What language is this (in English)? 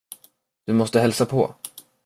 Swedish